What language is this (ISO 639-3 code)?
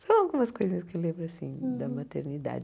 por